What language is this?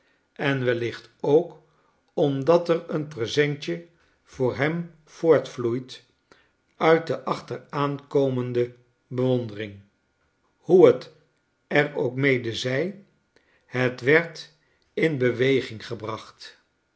Dutch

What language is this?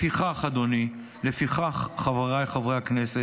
Hebrew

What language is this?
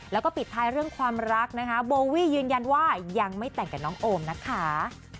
Thai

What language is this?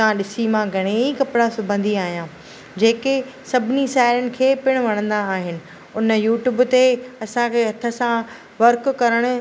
Sindhi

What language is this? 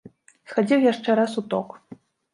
Belarusian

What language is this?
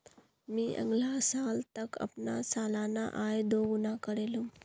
Magahi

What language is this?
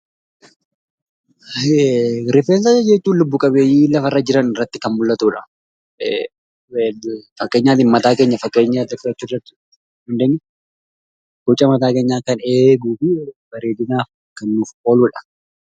Oromo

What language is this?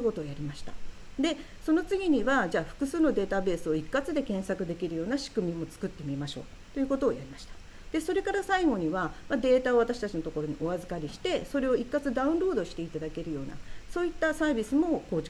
Japanese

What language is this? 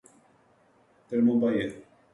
Portuguese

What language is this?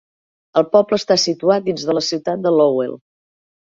Catalan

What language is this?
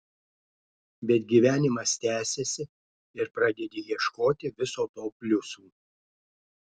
Lithuanian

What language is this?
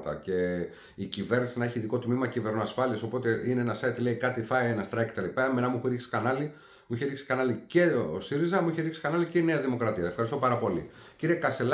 Greek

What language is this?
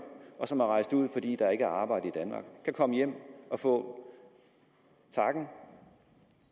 Danish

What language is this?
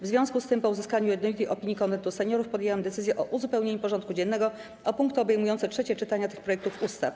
Polish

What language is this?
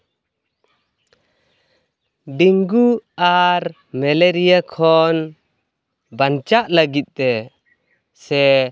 Santali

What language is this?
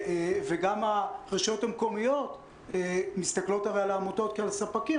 Hebrew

